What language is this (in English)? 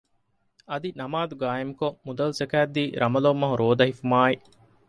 Divehi